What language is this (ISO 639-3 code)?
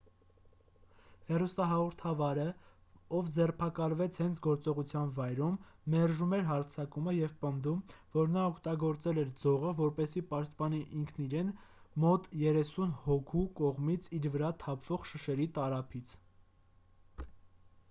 hye